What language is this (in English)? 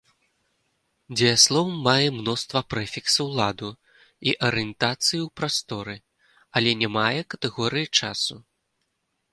Belarusian